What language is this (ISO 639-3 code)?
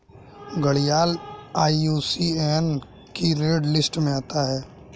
hin